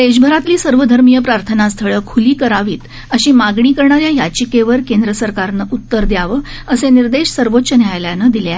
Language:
Marathi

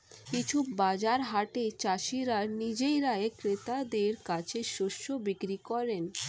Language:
Bangla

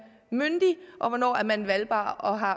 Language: Danish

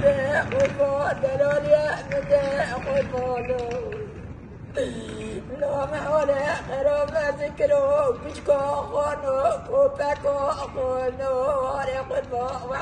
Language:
Arabic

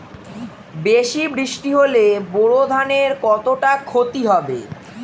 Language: Bangla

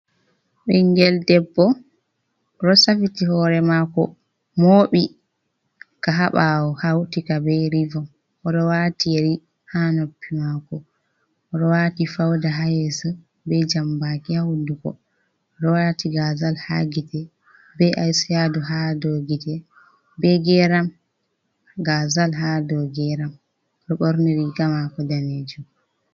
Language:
Fula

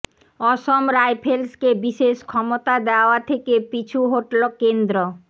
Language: Bangla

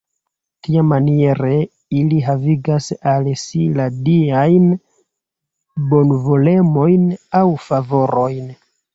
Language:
Esperanto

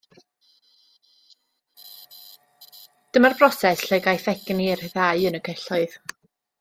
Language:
Welsh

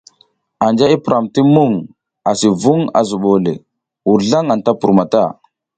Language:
South Giziga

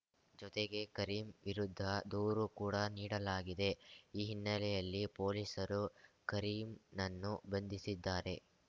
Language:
Kannada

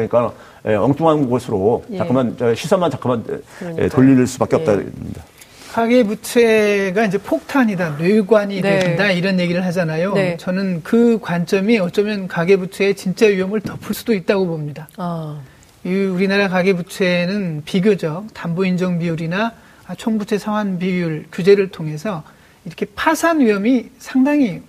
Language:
Korean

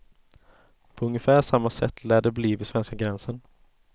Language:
Swedish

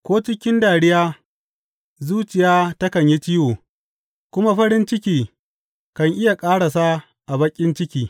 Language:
Hausa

